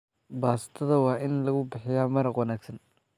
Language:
Somali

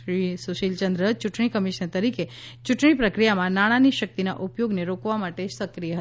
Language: Gujarati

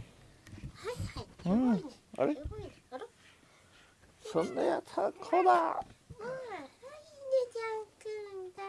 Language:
Japanese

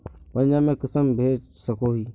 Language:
Magahi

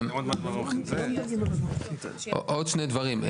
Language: Hebrew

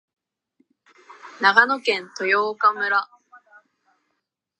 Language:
Japanese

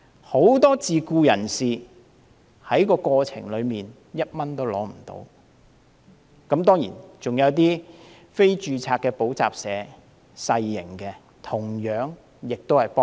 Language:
Cantonese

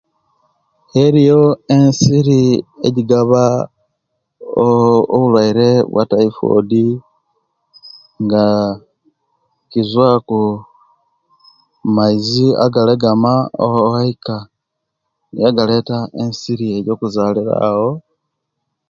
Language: Kenyi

